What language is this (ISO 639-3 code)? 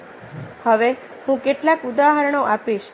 guj